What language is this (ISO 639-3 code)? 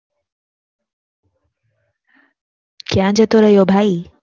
guj